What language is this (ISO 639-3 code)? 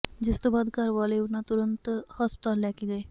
pan